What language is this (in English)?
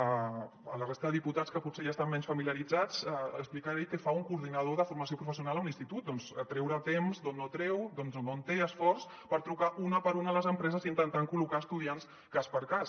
Catalan